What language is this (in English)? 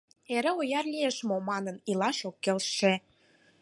Mari